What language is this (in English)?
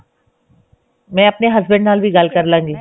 Punjabi